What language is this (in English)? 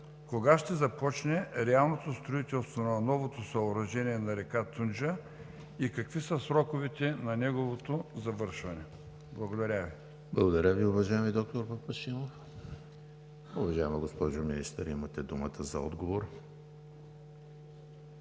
Bulgarian